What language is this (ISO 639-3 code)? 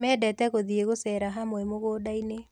kik